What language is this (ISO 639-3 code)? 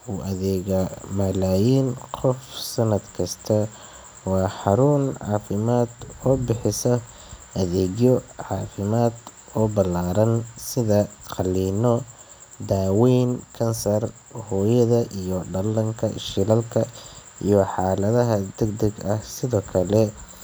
som